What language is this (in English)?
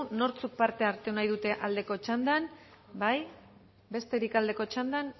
Basque